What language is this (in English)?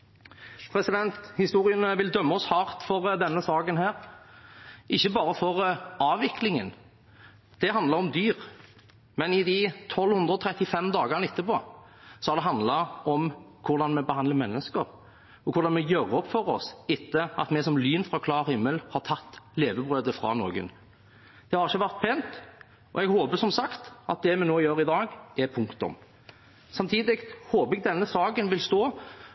Norwegian Bokmål